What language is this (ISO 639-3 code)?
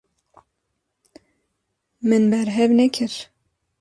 kur